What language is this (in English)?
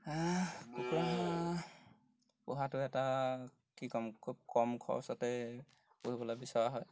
Assamese